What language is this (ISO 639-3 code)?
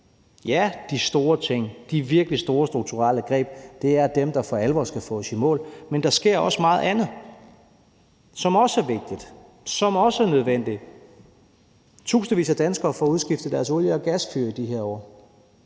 dan